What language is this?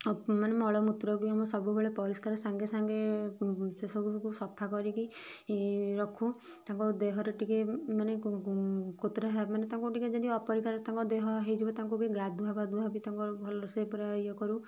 Odia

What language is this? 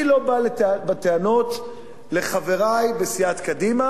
Hebrew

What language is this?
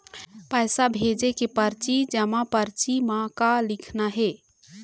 Chhattisgarhi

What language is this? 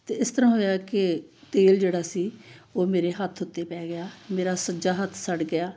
Punjabi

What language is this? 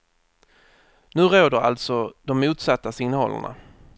Swedish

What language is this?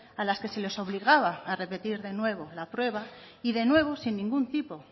Spanish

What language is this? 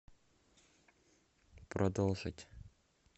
Russian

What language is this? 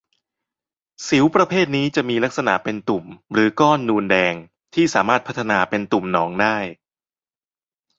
Thai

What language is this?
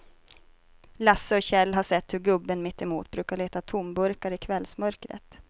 Swedish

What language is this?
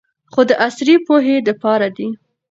Pashto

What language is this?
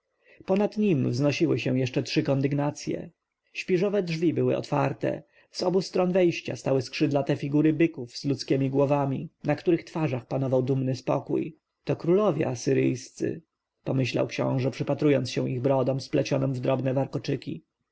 Polish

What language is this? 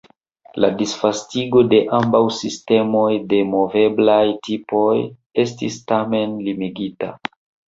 Esperanto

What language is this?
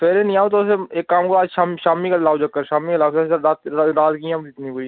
Dogri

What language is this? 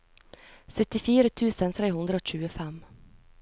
Norwegian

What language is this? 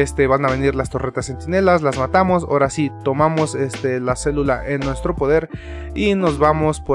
Spanish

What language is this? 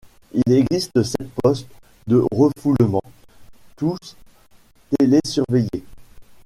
French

